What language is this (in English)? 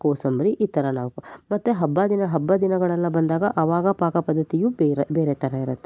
Kannada